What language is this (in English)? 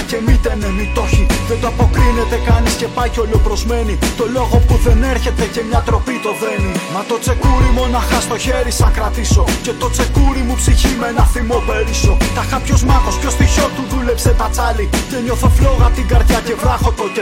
Greek